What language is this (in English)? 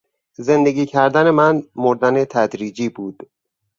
Persian